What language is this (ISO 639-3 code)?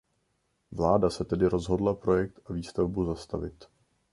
ces